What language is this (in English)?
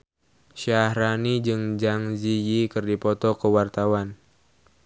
Sundanese